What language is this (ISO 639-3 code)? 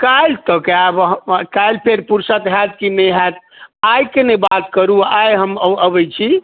mai